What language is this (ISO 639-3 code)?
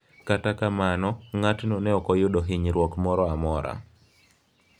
luo